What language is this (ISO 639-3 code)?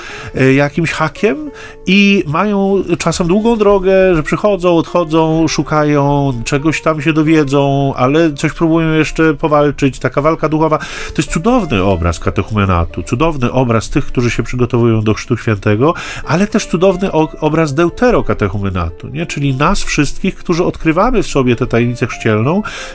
pol